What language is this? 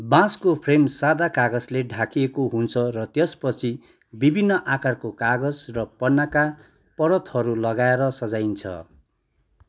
Nepali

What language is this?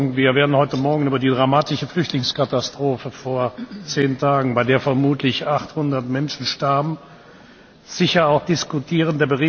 German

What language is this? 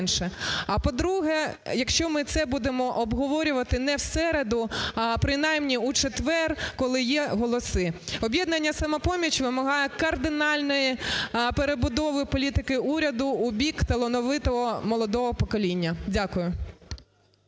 Ukrainian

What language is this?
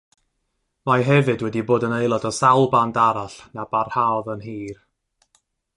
Welsh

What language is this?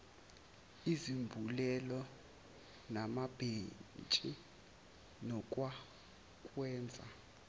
Zulu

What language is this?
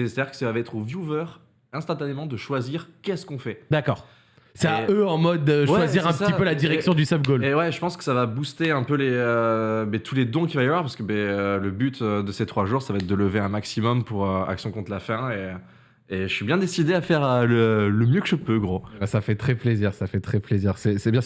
French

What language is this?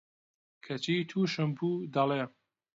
Central Kurdish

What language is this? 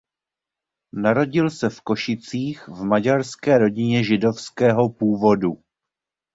Czech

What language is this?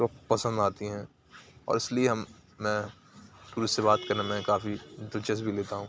Urdu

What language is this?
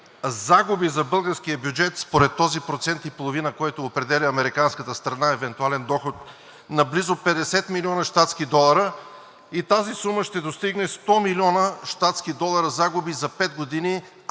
Bulgarian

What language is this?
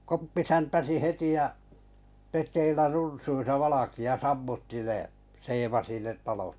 Finnish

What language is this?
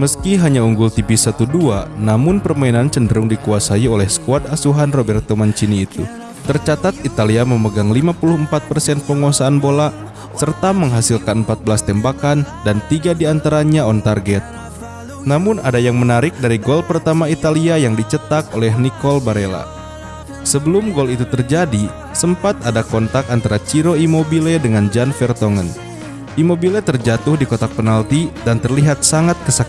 Indonesian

